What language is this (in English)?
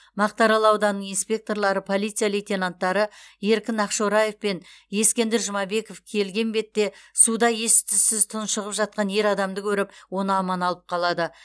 Kazakh